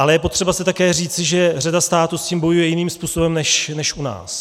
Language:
Czech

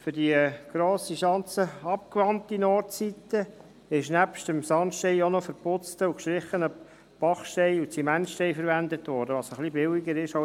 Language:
Swiss German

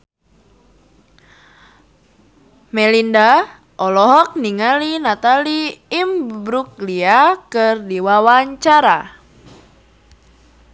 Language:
Sundanese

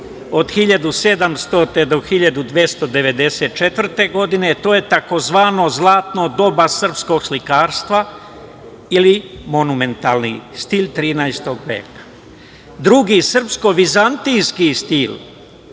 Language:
Serbian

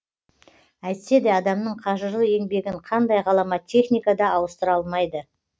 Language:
Kazakh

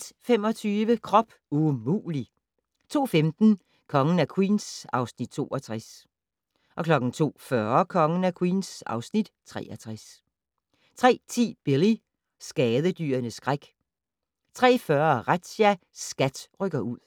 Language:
Danish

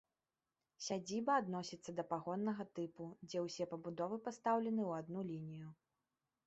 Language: Belarusian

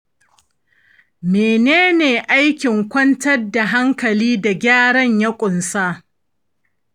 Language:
Hausa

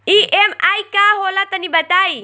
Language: Bhojpuri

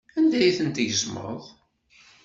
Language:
Kabyle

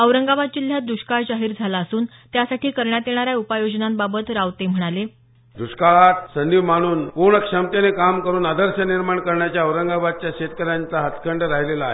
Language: Marathi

